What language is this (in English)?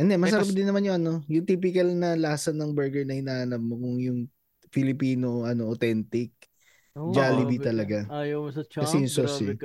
Filipino